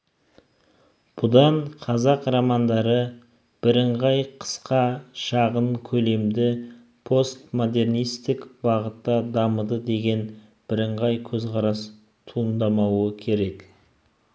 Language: Kazakh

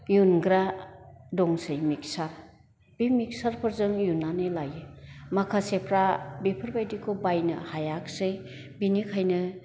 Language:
Bodo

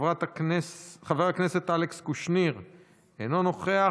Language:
Hebrew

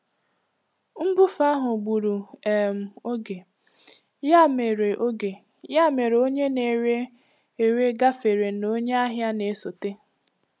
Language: Igbo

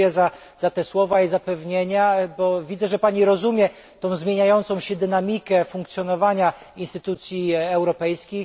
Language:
Polish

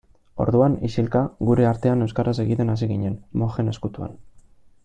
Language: Basque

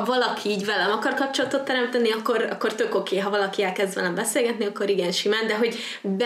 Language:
Hungarian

